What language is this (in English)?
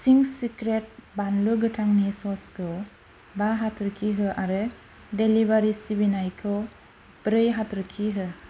Bodo